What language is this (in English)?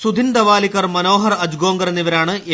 Malayalam